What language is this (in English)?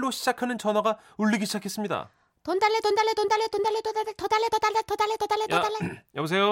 Korean